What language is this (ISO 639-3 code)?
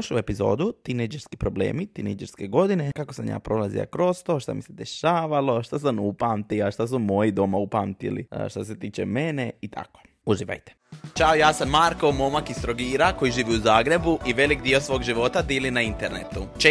hrv